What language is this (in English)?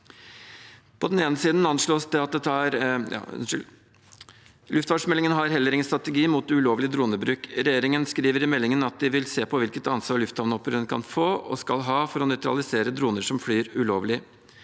Norwegian